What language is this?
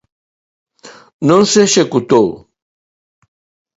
Galician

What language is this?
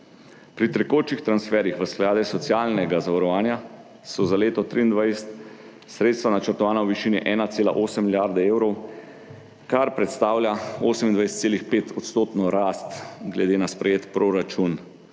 Slovenian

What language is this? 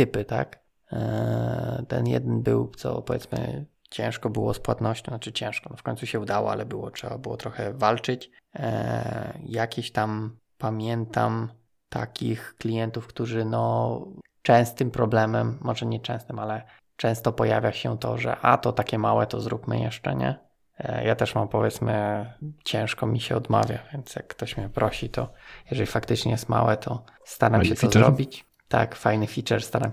Polish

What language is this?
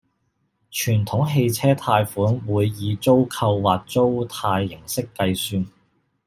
Cantonese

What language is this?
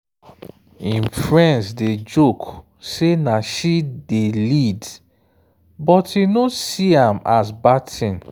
Nigerian Pidgin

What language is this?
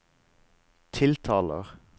Norwegian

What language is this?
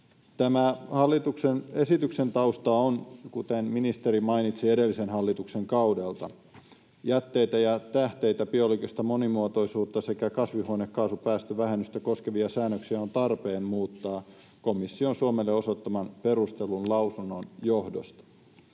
Finnish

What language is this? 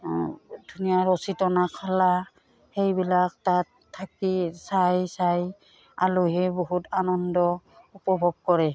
Assamese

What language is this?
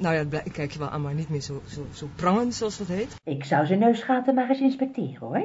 Dutch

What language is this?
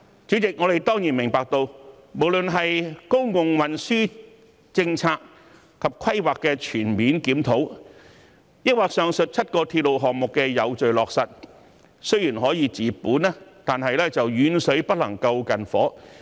Cantonese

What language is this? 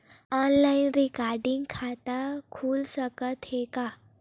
Chhattisgarhi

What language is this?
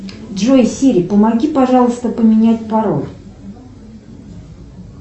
Russian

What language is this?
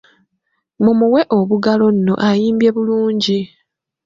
Ganda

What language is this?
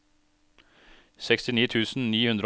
Norwegian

